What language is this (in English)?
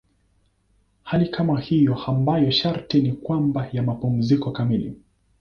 Swahili